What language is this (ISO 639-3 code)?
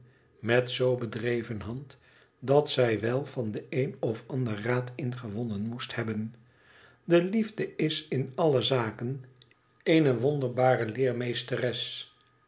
nld